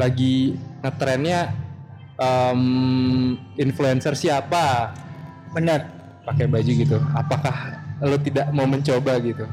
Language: Indonesian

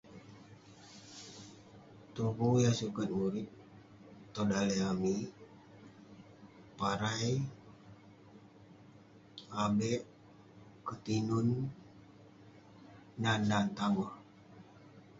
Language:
Western Penan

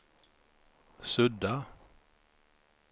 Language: Swedish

